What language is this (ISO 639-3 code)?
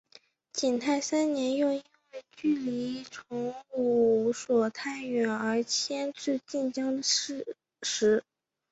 zho